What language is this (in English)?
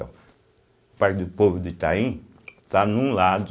Portuguese